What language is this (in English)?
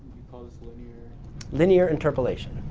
English